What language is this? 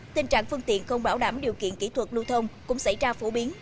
Vietnamese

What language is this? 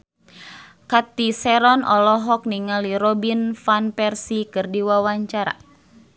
Sundanese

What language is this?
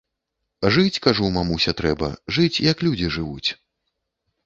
Belarusian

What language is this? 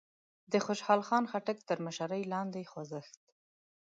Pashto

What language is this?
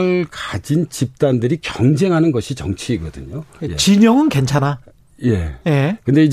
Korean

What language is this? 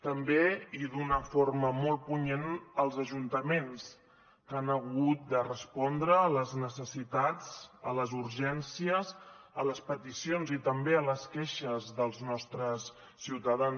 Catalan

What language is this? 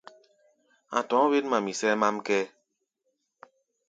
Gbaya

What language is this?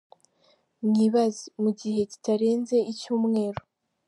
Kinyarwanda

